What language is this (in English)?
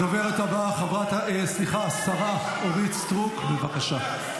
Hebrew